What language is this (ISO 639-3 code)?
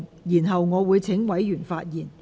yue